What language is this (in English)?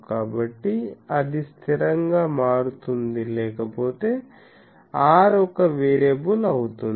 Telugu